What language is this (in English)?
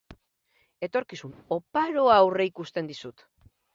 Basque